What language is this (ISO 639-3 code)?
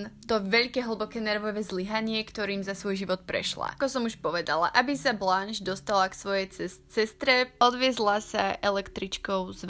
slk